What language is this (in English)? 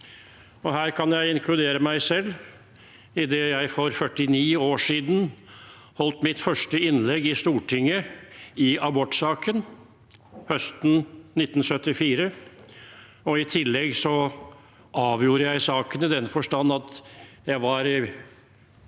Norwegian